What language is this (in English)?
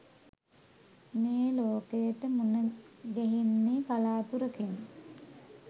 Sinhala